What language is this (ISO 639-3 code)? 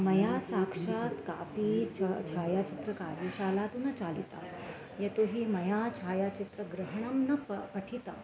san